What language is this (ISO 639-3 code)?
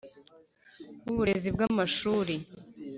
kin